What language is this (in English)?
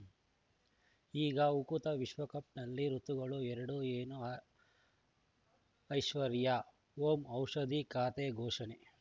Kannada